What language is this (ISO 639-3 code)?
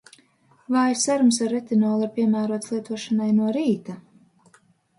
lav